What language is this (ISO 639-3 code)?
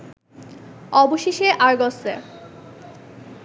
ben